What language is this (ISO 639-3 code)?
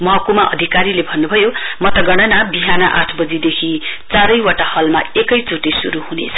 nep